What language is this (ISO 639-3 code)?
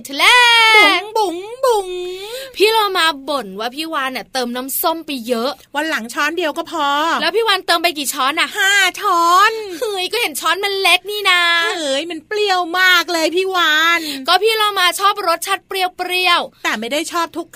tha